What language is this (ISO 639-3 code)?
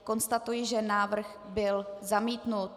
ces